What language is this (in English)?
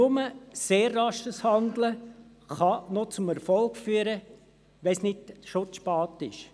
Swiss German